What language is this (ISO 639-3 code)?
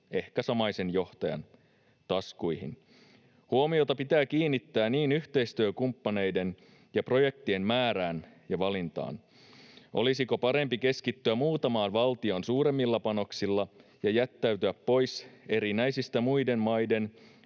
fin